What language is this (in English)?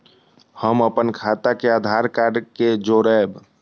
Maithili